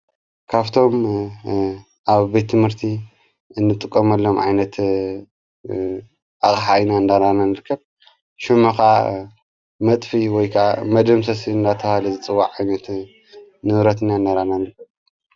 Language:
Tigrinya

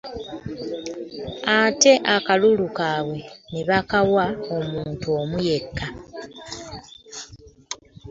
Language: Ganda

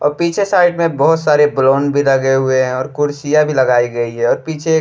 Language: Bhojpuri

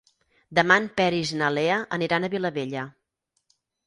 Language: Catalan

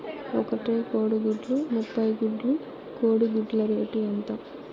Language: Telugu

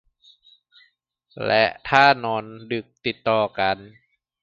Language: Thai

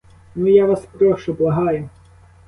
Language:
Ukrainian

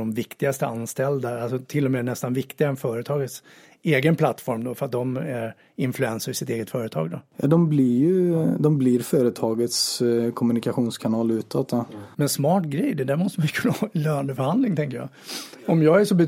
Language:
Swedish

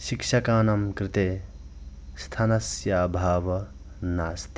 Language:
Sanskrit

